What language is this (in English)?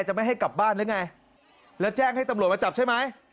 Thai